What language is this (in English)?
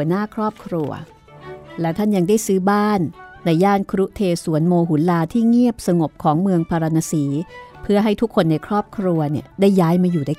Thai